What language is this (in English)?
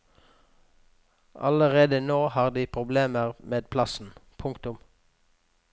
Norwegian